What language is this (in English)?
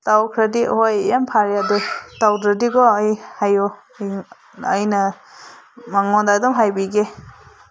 Manipuri